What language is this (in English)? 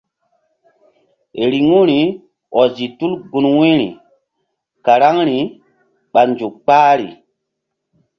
Mbum